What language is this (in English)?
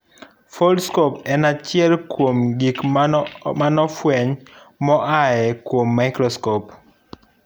Luo (Kenya and Tanzania)